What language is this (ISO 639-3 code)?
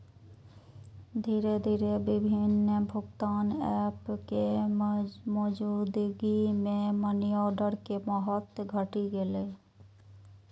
mai